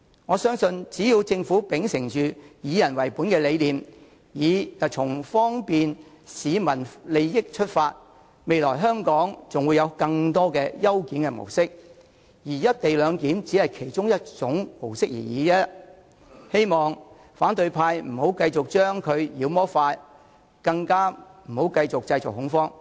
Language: Cantonese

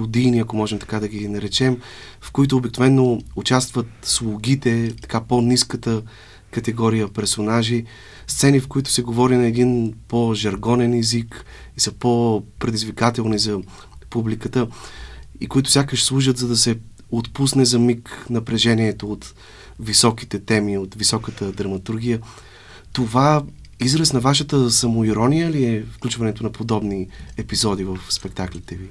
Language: Bulgarian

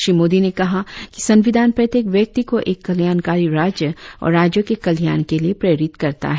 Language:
Hindi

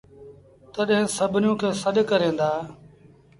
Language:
Sindhi Bhil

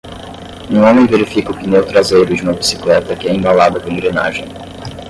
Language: Portuguese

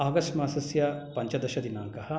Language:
Sanskrit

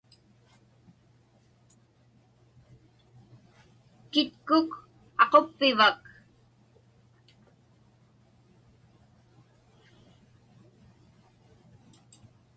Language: Inupiaq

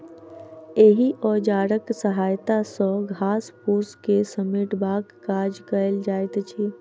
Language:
Maithili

